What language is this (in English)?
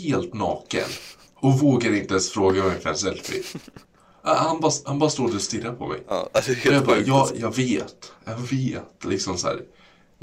Swedish